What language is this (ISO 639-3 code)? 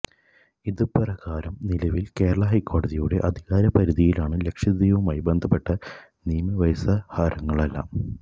mal